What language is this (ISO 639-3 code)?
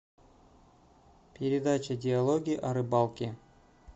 rus